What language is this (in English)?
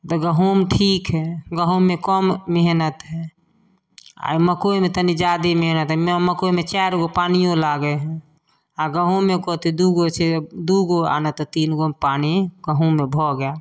Maithili